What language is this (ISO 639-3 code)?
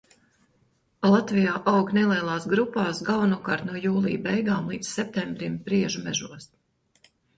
lav